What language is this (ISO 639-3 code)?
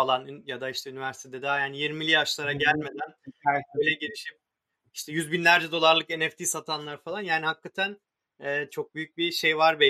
tur